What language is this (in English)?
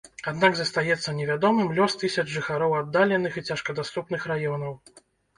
Belarusian